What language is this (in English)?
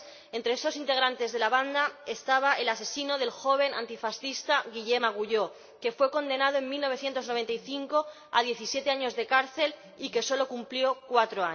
Spanish